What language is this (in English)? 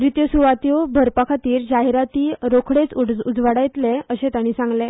Konkani